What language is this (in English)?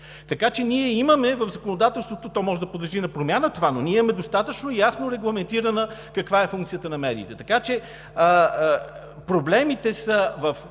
Bulgarian